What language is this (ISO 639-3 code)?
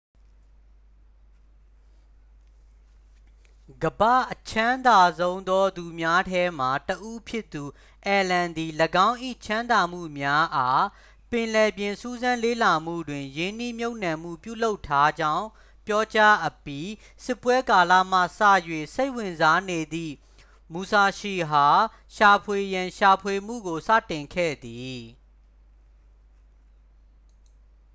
mya